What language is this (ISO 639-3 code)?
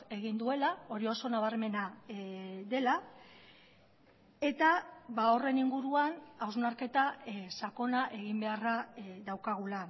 eus